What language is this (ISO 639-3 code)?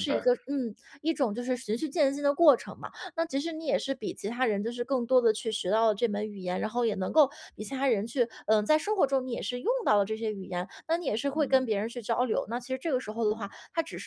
zho